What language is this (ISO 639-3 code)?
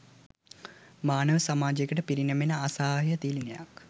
sin